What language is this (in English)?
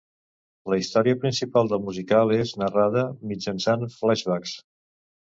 Catalan